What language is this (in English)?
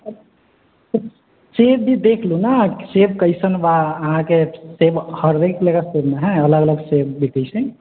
Maithili